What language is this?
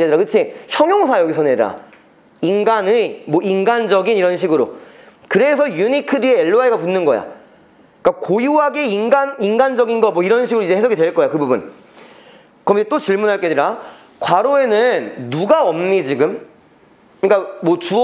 Korean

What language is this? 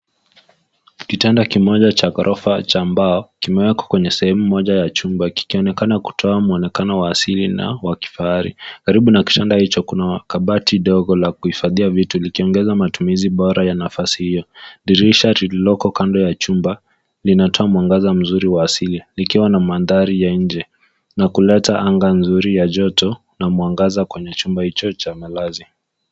Swahili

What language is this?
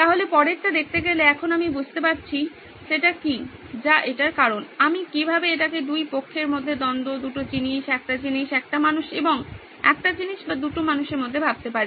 Bangla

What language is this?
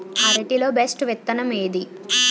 Telugu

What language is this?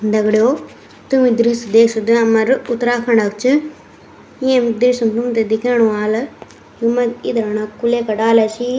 Garhwali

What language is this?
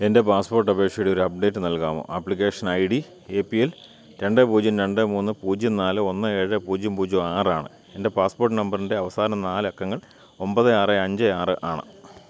Malayalam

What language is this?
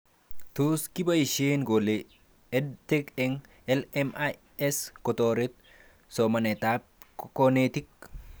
Kalenjin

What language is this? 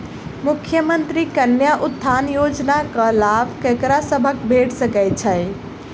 Maithili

